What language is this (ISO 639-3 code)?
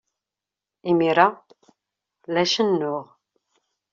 kab